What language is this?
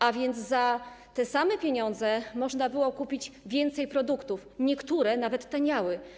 Polish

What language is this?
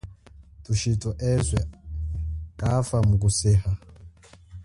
Chokwe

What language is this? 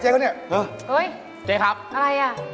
Thai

